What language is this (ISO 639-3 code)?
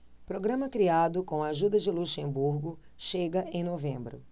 por